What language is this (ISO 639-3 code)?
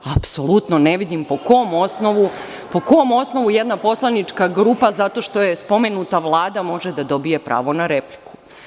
srp